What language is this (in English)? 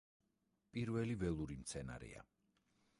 Georgian